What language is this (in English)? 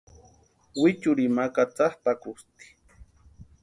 Western Highland Purepecha